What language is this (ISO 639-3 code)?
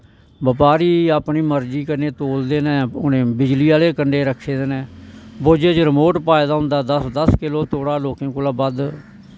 doi